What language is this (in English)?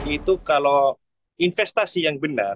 Indonesian